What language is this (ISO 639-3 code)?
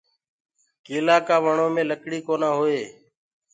ggg